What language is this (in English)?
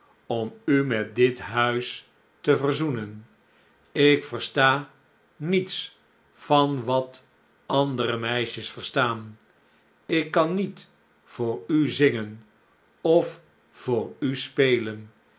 Dutch